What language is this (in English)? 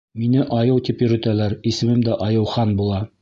Bashkir